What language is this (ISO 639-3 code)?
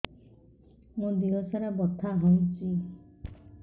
ori